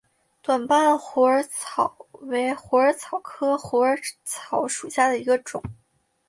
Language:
Chinese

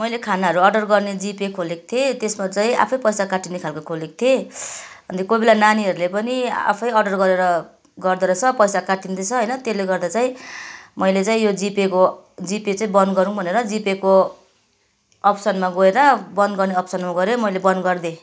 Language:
Nepali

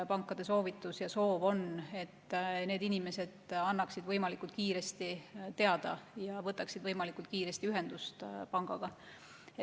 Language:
Estonian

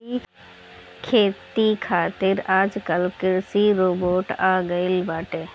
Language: Bhojpuri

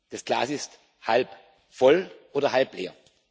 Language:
German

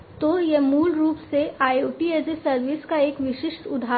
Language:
Hindi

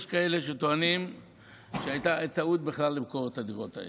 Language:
Hebrew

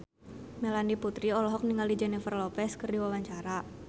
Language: Sundanese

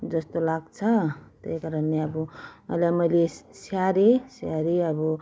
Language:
Nepali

